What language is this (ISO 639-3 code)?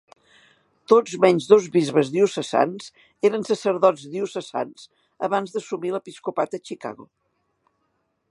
cat